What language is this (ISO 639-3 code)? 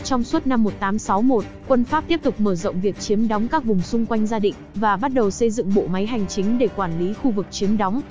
vie